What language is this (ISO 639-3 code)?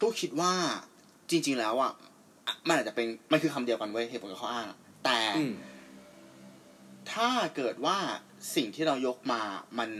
tha